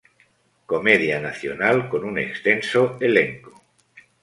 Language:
Spanish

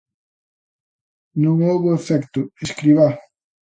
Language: Galician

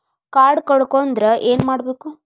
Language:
Kannada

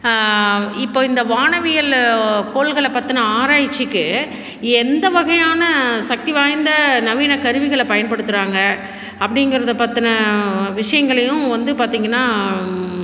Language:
Tamil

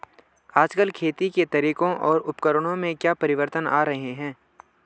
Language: Hindi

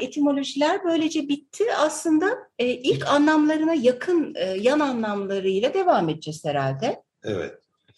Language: Turkish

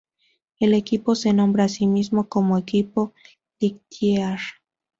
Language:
Spanish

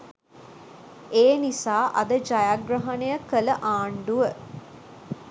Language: Sinhala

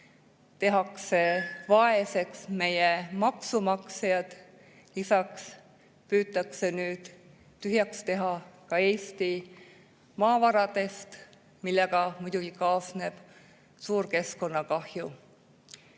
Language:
Estonian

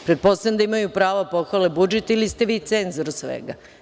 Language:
Serbian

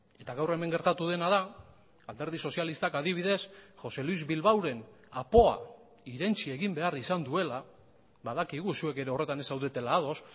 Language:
Basque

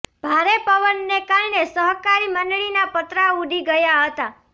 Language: Gujarati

